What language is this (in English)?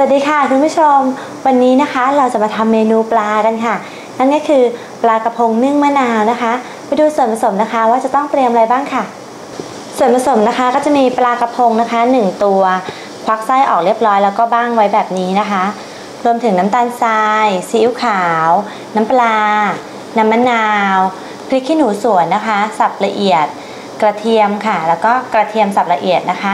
Thai